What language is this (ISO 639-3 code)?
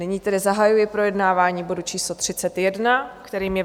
ces